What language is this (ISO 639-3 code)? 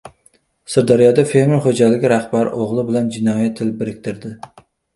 uzb